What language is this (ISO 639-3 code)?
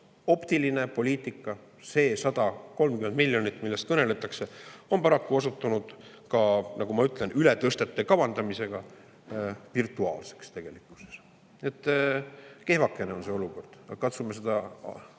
est